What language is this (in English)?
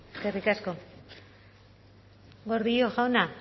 Basque